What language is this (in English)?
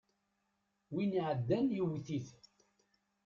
Kabyle